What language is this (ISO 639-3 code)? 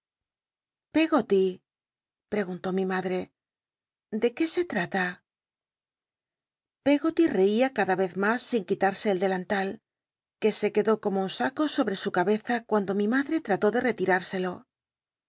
spa